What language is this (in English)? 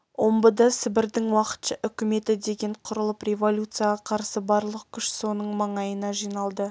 Kazakh